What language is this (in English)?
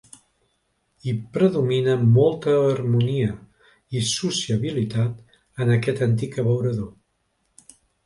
Catalan